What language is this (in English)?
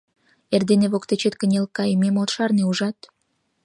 Mari